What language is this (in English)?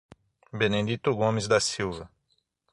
Portuguese